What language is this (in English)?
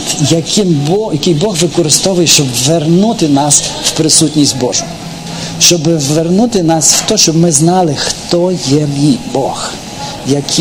Ukrainian